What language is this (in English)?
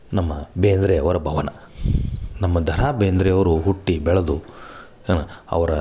Kannada